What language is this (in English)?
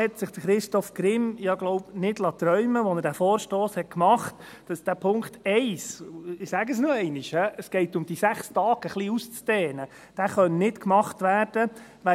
Swiss German